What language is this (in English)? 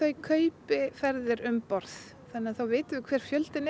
Icelandic